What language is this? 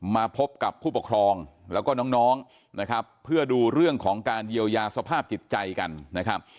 Thai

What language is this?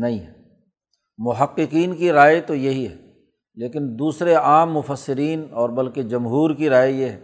Urdu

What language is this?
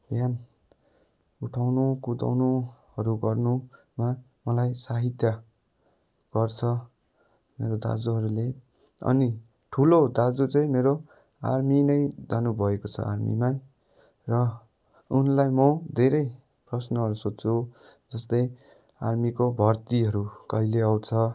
Nepali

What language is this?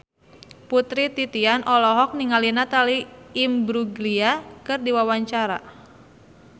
Sundanese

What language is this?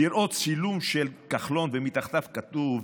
Hebrew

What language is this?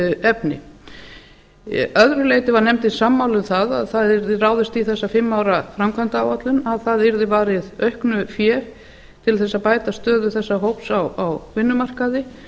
Icelandic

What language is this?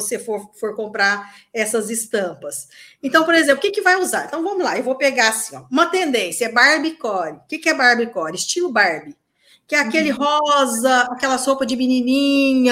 Portuguese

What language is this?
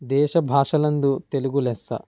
Telugu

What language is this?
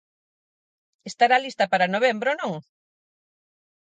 Galician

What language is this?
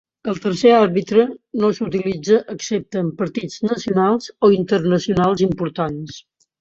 Catalan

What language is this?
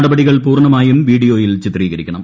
Malayalam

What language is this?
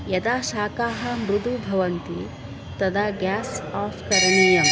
Sanskrit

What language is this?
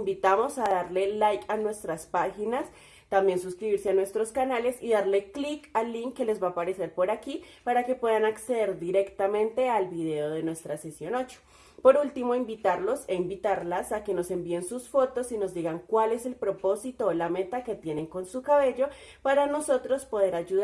Spanish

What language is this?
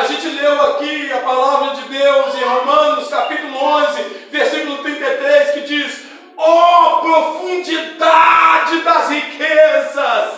Portuguese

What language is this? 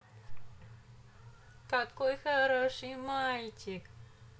Russian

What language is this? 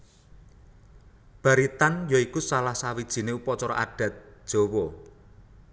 Javanese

